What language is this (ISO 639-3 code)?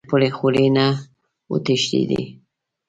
pus